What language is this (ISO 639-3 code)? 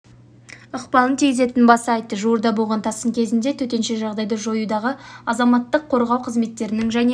kaz